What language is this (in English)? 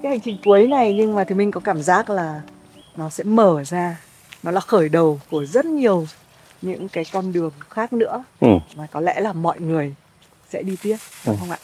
Vietnamese